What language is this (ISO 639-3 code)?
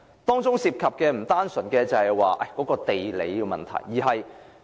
yue